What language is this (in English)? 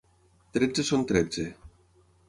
Catalan